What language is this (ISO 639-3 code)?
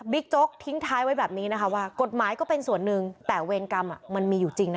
tha